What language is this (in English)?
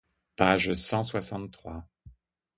French